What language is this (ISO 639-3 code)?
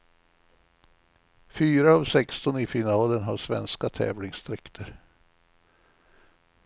swe